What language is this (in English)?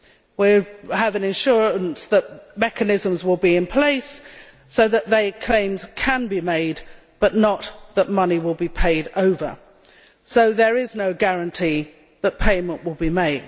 English